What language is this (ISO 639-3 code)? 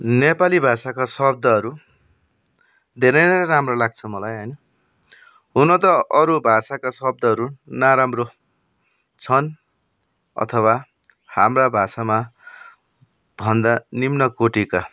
nep